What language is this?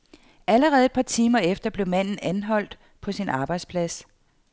Danish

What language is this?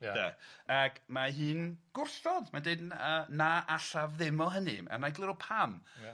Welsh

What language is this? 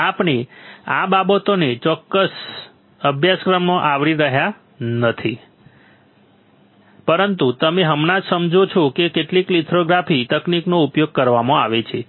Gujarati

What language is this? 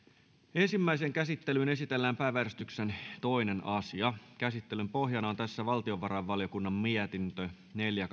Finnish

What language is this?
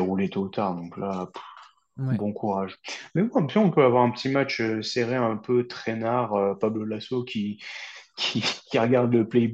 French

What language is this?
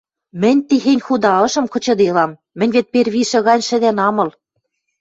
Western Mari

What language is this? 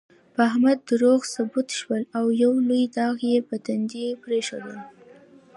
Pashto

